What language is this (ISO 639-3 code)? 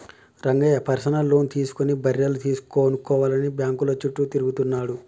tel